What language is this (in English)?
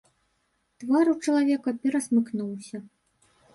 Belarusian